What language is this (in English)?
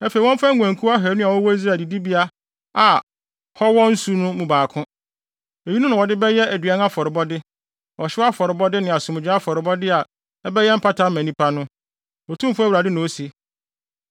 Akan